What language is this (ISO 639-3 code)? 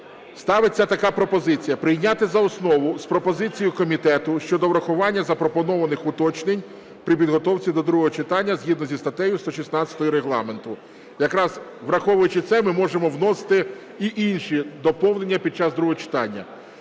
ukr